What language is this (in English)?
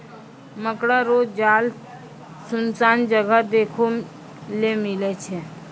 Maithili